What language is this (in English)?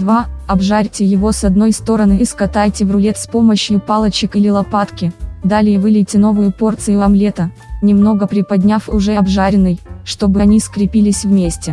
Russian